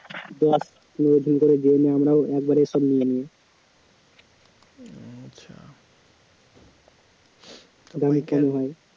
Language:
Bangla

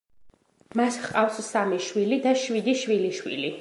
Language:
Georgian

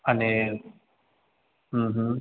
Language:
Sindhi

